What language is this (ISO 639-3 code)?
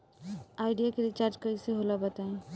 bho